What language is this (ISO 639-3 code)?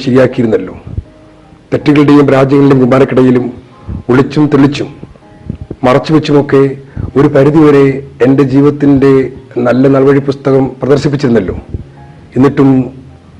mal